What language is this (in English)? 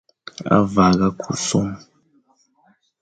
Fang